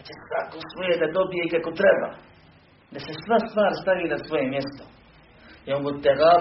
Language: Croatian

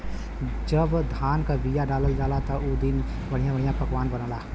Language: Bhojpuri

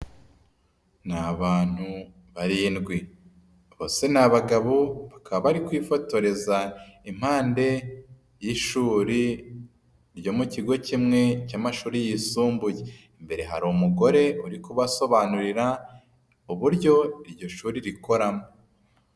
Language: Kinyarwanda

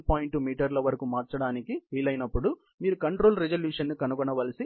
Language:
Telugu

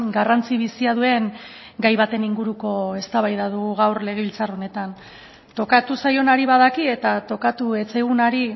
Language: Basque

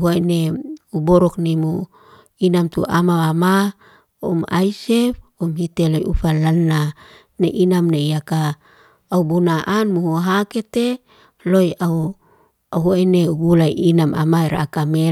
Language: Liana-Seti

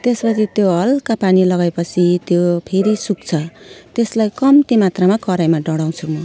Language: Nepali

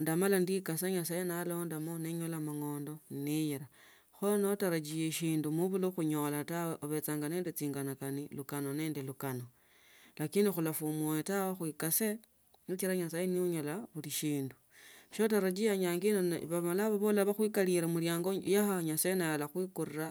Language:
Tsotso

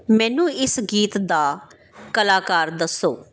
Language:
Punjabi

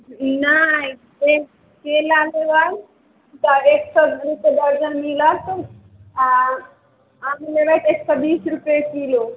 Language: Maithili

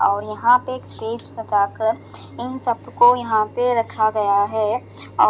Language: Hindi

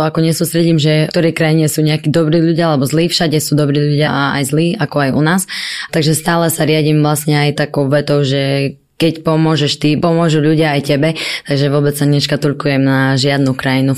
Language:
Slovak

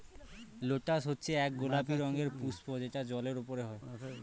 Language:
Bangla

